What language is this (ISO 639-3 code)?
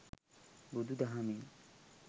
sin